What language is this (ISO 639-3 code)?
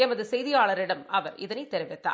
tam